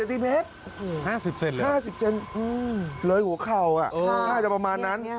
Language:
Thai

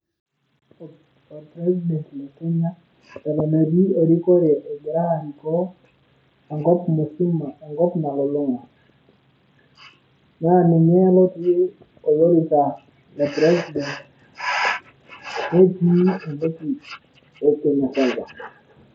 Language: Masai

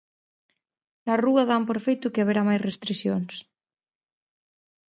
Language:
Galician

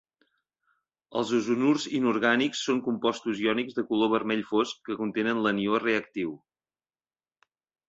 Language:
Catalan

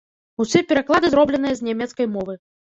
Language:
Belarusian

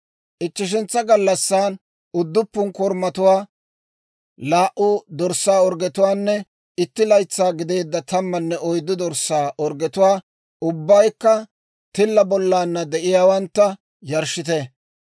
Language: Dawro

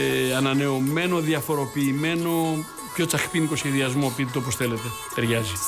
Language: Greek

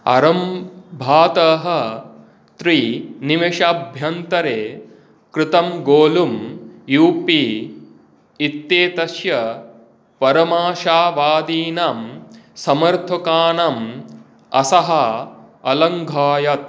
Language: Sanskrit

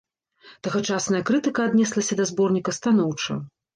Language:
Belarusian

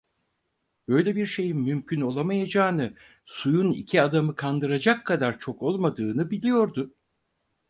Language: Turkish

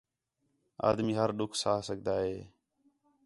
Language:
Khetrani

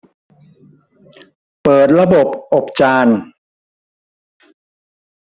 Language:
Thai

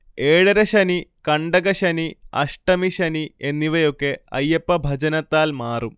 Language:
Malayalam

